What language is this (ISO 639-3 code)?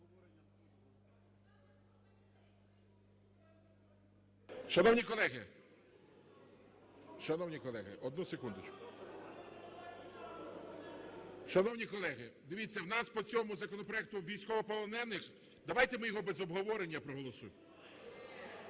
ukr